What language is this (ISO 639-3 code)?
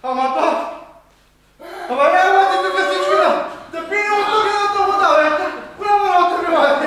bul